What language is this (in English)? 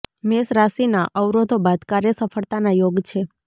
Gujarati